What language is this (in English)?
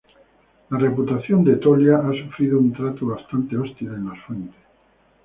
Spanish